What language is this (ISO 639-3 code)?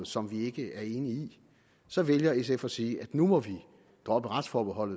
dan